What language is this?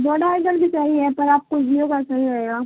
Urdu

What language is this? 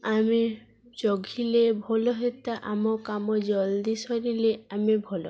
Odia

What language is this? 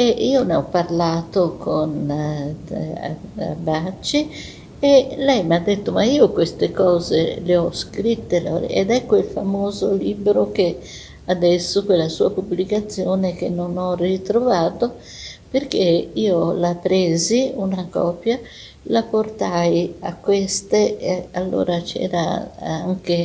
Italian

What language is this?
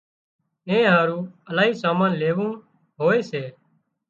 Wadiyara Koli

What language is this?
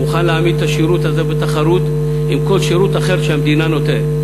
Hebrew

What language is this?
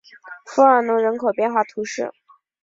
Chinese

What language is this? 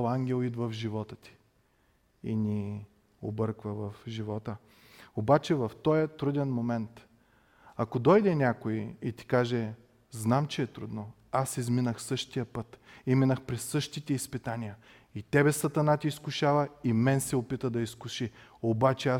Bulgarian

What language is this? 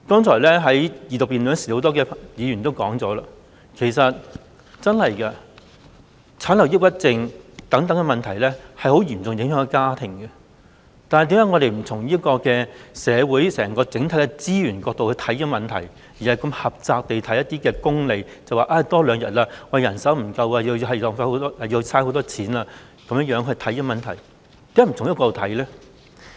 Cantonese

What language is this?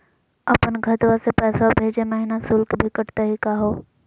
Magahi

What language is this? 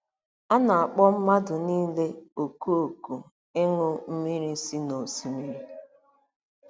Igbo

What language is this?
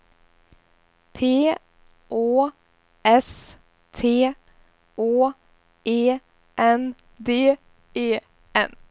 Swedish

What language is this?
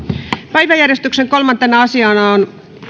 Finnish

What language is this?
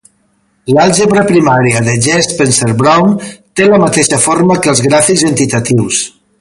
Catalan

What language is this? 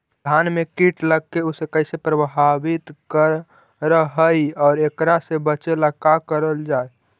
Magahi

